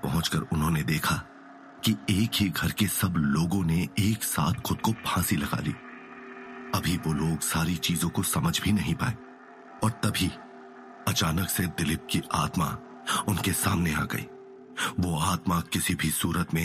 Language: Hindi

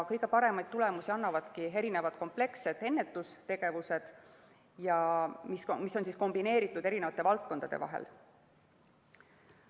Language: Estonian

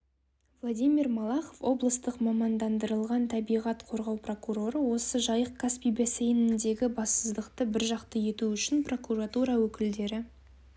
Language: Kazakh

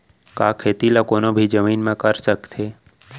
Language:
Chhattisgarhi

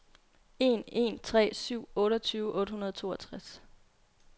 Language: Danish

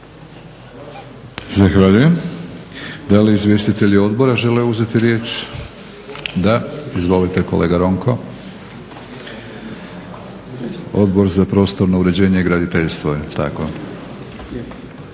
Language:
Croatian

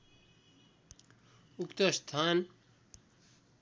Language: Nepali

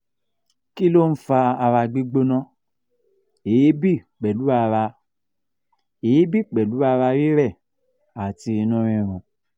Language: Yoruba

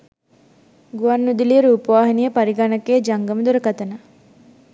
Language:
Sinhala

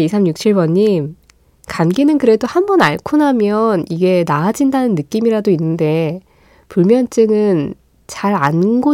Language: Korean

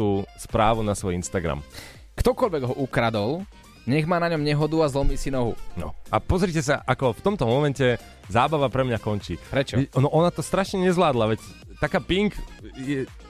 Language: Slovak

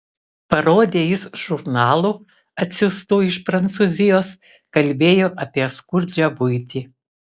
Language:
Lithuanian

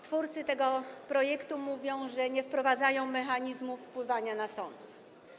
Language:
Polish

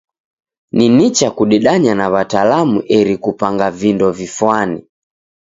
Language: Taita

